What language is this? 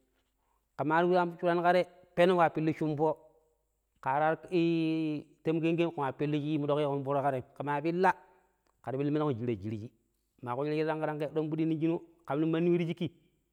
Pero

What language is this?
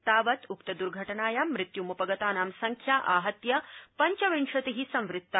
Sanskrit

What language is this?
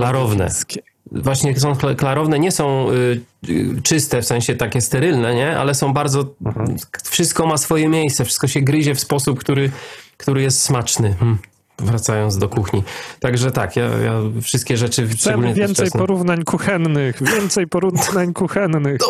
Polish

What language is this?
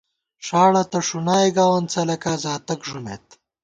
Gawar-Bati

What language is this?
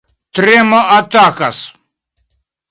Esperanto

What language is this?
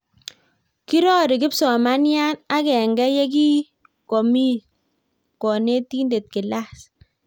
Kalenjin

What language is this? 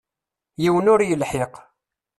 Kabyle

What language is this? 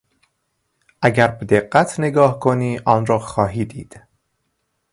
Persian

